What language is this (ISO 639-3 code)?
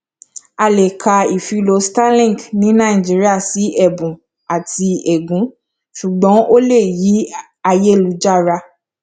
yor